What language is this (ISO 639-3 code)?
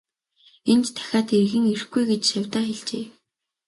mon